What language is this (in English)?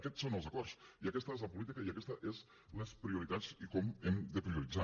Catalan